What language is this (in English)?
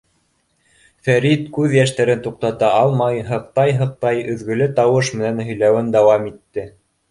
Bashkir